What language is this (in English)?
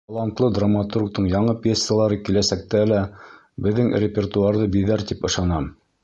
Bashkir